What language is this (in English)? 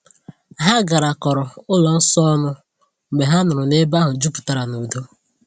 Igbo